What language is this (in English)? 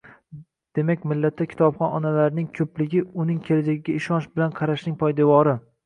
Uzbek